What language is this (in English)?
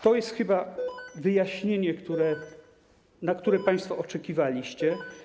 Polish